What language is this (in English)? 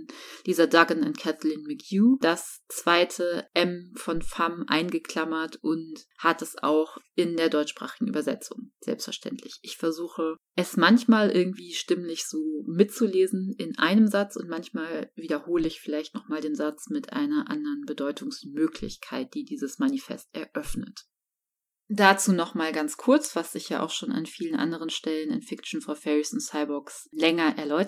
German